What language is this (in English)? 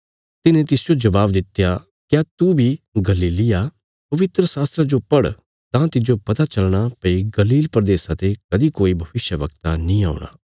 Bilaspuri